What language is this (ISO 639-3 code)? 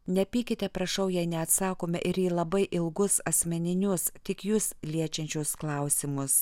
lit